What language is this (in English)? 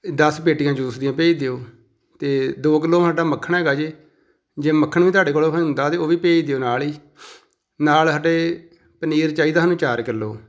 Punjabi